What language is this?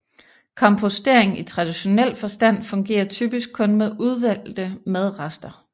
Danish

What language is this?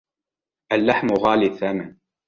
Arabic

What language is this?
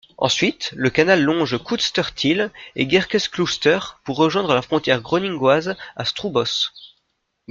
French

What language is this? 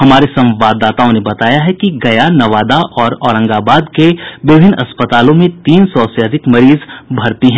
Hindi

